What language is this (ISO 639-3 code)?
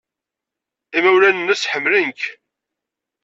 kab